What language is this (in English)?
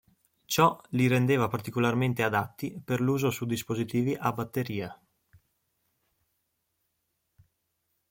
Italian